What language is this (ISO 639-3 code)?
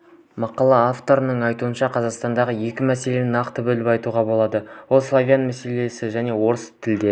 kaz